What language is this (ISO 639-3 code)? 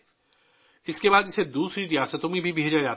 urd